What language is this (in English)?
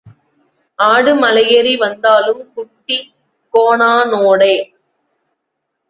Tamil